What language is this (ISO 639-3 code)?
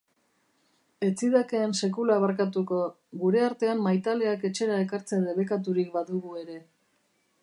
eus